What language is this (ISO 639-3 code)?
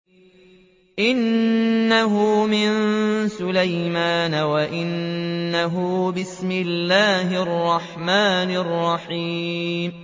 ara